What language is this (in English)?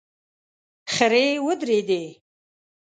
Pashto